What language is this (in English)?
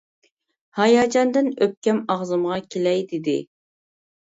Uyghur